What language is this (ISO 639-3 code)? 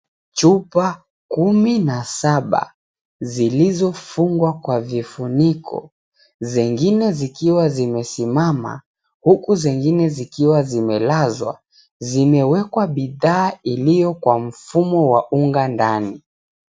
swa